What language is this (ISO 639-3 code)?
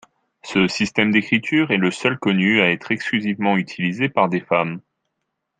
fra